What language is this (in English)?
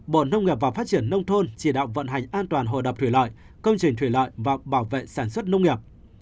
Vietnamese